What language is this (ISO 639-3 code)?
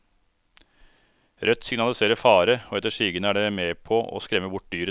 nor